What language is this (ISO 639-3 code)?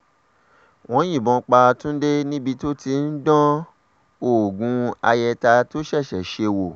yor